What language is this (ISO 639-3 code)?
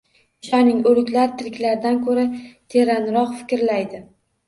uzb